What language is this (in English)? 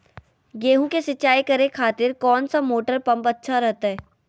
Magahi